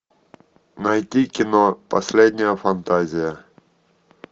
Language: Russian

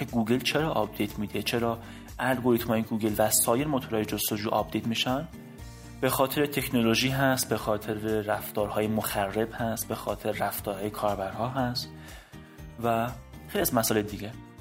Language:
Persian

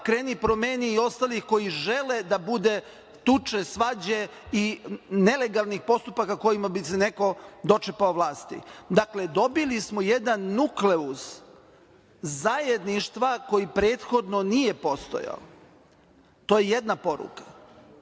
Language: Serbian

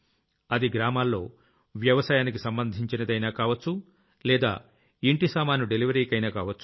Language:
Telugu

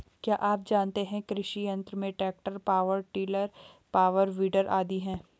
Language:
Hindi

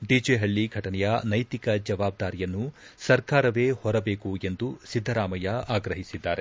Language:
Kannada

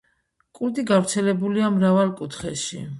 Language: Georgian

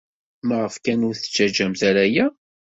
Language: Kabyle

